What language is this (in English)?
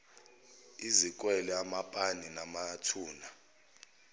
Zulu